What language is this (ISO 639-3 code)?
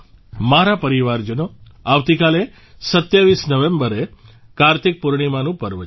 guj